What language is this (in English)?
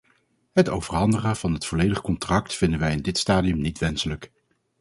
Dutch